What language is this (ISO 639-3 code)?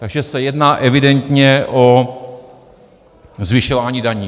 ces